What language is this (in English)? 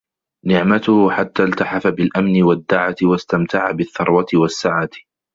Arabic